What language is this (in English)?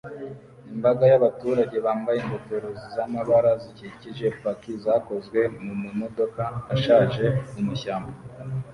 Kinyarwanda